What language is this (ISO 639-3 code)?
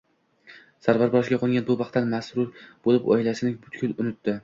uzb